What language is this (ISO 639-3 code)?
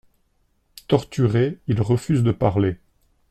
fra